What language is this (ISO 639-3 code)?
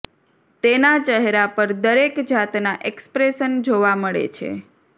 guj